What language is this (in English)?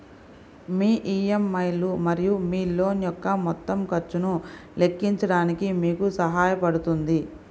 Telugu